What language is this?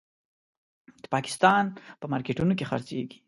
Pashto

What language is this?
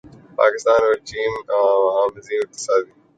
Urdu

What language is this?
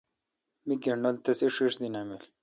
Kalkoti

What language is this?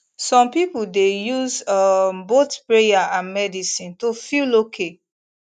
Nigerian Pidgin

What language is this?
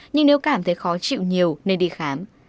Vietnamese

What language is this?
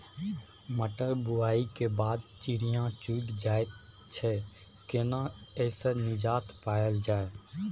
Maithili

